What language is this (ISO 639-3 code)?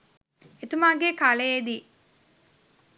sin